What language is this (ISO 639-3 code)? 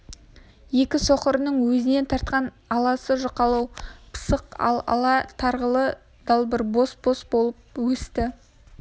kaz